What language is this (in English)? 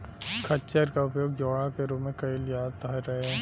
Bhojpuri